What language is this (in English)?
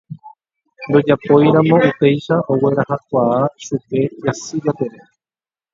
Guarani